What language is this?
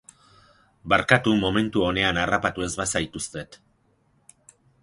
Basque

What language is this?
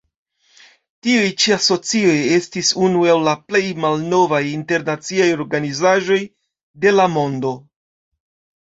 Esperanto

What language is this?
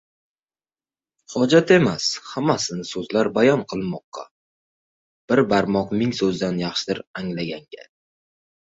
Uzbek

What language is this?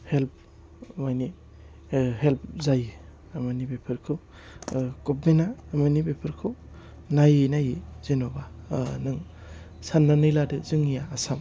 Bodo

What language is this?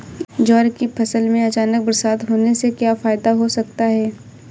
Hindi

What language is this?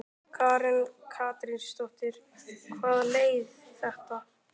Icelandic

